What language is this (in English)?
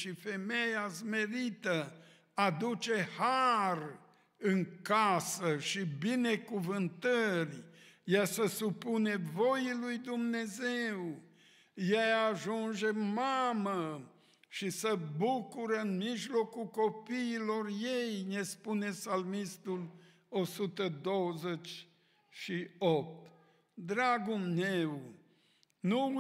Romanian